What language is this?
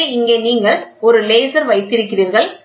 Tamil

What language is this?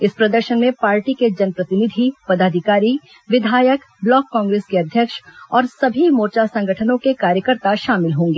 Hindi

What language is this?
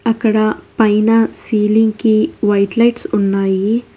Telugu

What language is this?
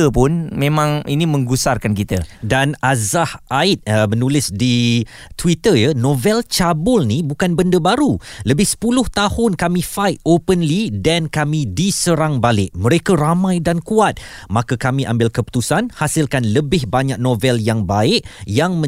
Malay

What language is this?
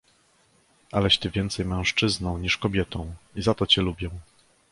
Polish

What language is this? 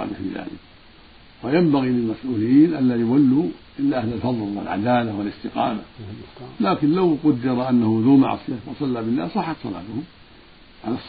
Arabic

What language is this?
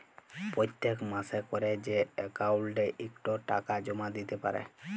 Bangla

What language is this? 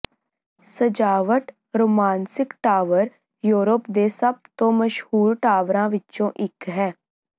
Punjabi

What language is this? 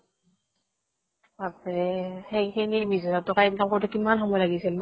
Assamese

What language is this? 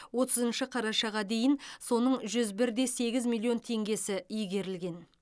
Kazakh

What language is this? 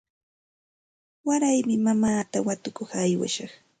Santa Ana de Tusi Pasco Quechua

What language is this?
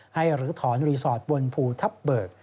Thai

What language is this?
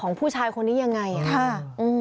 Thai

